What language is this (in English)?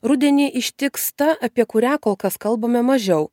Lithuanian